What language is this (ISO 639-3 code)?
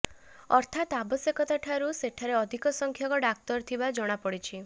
ori